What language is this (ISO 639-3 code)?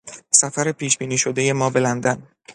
fas